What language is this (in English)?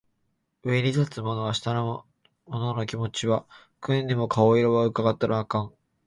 Japanese